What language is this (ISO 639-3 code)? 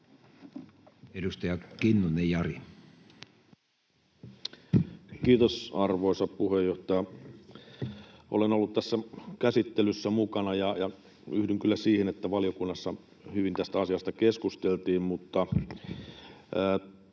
fin